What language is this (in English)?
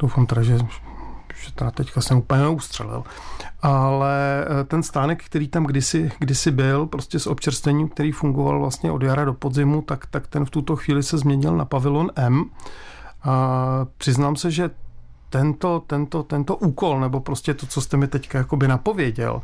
Czech